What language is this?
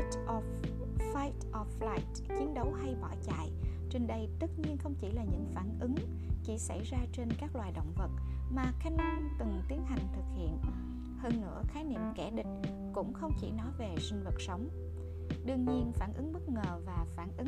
Vietnamese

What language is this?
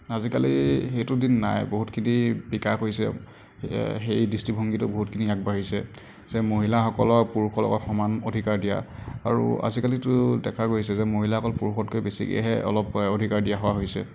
Assamese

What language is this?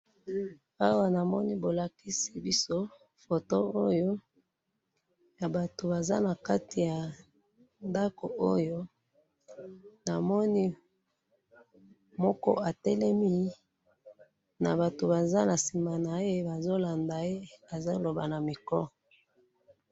Lingala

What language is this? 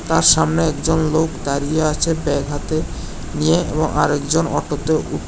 Bangla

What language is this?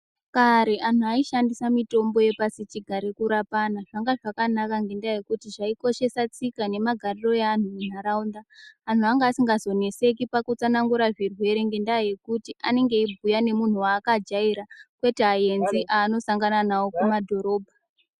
Ndau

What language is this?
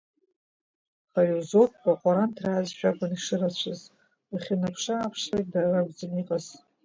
Abkhazian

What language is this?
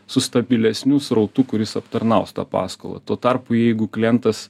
Lithuanian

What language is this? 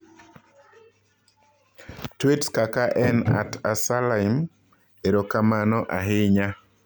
Luo (Kenya and Tanzania)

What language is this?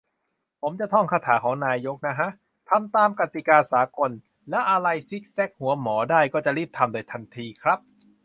Thai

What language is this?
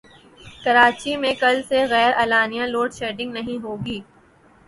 Urdu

